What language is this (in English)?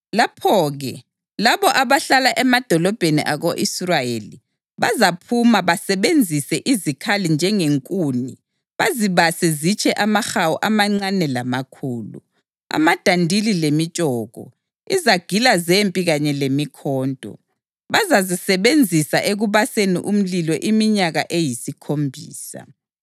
North Ndebele